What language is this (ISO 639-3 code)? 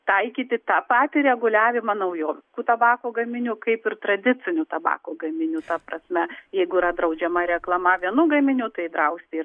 lit